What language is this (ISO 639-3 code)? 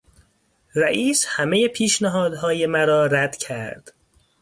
fas